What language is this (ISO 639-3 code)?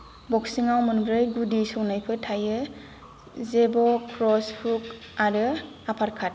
brx